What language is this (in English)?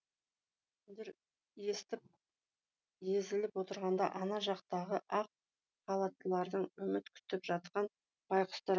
Kazakh